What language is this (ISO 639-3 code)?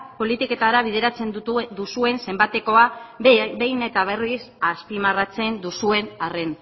eus